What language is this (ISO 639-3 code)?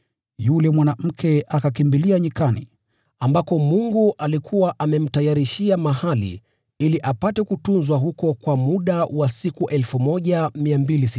swa